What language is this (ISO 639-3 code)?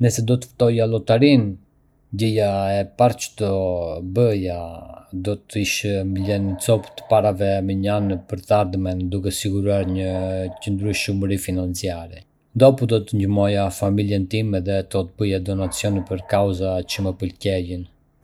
aae